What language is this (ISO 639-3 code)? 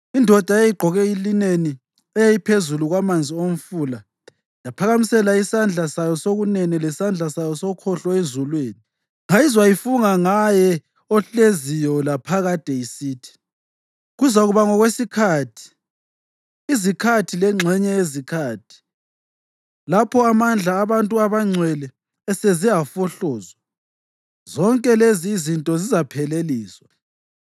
nde